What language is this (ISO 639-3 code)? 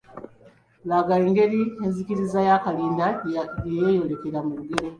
lug